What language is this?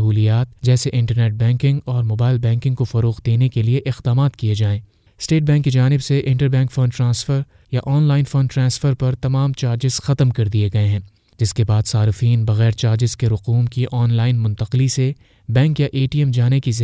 Urdu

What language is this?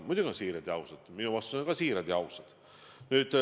Estonian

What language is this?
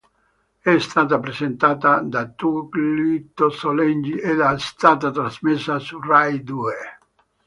Italian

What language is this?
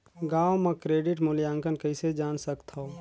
Chhattisgarhi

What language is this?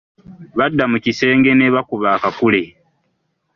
Ganda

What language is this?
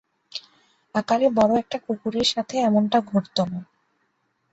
Bangla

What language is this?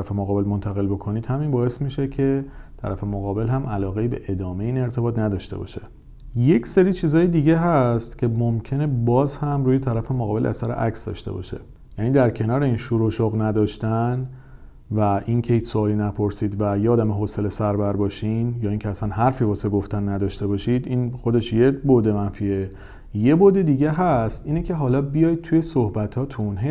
Persian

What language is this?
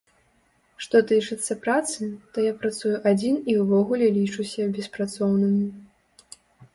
Belarusian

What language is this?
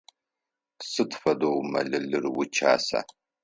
Adyghe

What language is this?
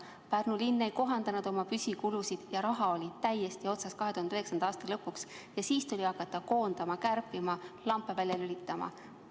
Estonian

